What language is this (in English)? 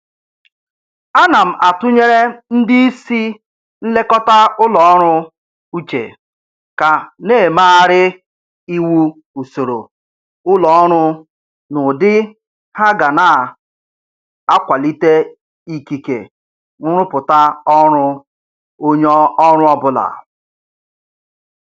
Igbo